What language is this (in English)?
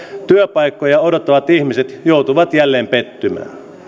Finnish